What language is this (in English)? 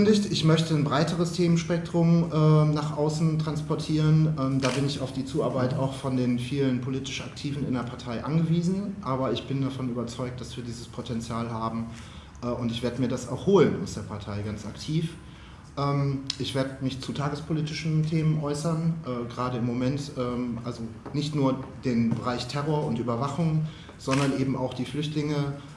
German